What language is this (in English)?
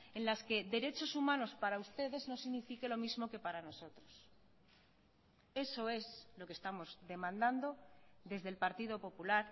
Spanish